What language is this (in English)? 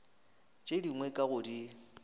Northern Sotho